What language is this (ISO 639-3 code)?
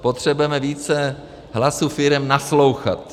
ces